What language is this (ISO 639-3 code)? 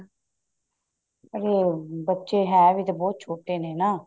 pan